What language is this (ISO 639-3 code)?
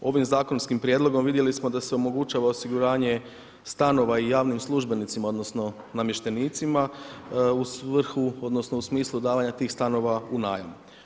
hrv